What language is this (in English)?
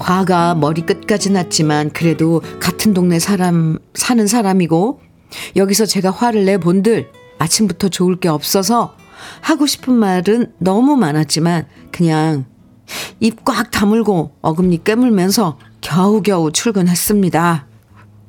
Korean